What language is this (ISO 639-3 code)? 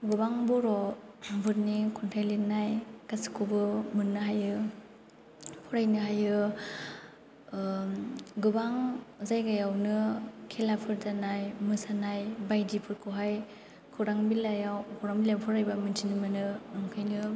brx